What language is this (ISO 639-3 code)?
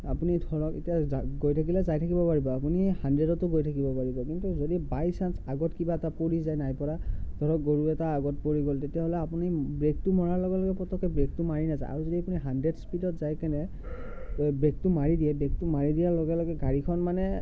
asm